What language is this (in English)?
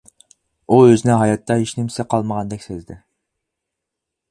Uyghur